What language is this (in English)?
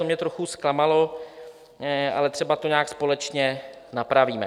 Czech